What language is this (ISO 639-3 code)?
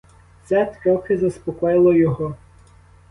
ukr